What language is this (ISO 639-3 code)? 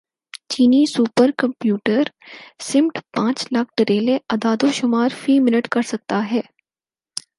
urd